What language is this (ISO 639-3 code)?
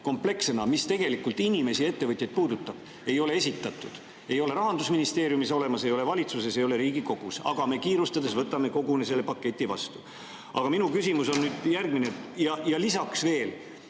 est